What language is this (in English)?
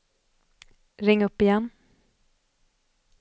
Swedish